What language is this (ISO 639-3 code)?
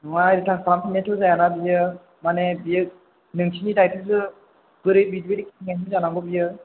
brx